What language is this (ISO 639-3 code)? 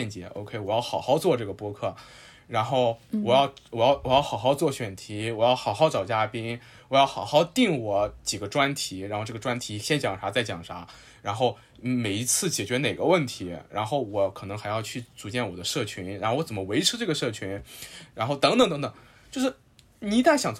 zho